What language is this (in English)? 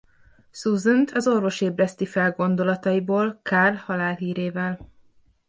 Hungarian